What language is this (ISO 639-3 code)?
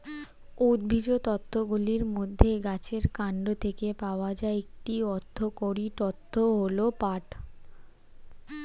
ben